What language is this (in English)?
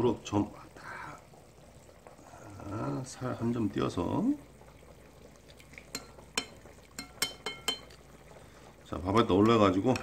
Korean